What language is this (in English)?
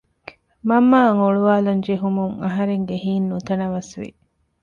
Divehi